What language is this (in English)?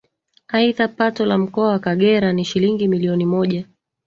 Swahili